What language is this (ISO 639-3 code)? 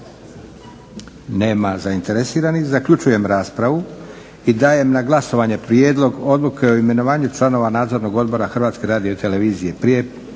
hrv